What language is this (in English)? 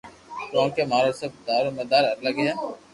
Loarki